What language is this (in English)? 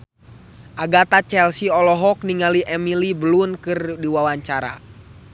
Sundanese